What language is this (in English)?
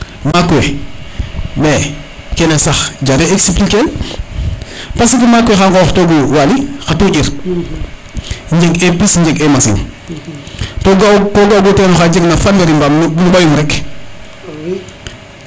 Serer